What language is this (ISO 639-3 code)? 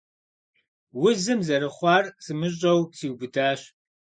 kbd